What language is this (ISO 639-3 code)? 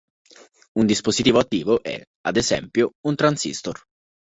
ita